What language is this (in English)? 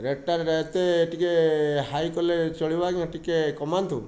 Odia